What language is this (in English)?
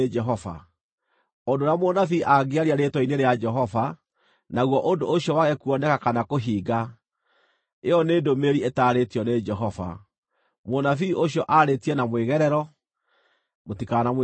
Kikuyu